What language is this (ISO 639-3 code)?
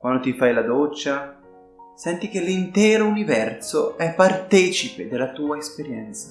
ita